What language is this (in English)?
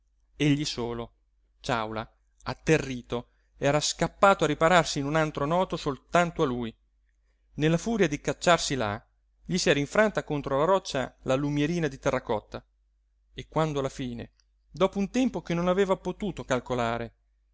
Italian